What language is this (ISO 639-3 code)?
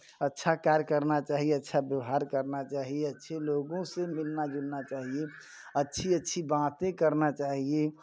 hin